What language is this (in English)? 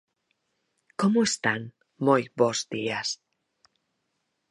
Galician